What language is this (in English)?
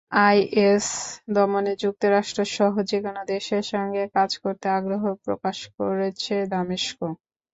Bangla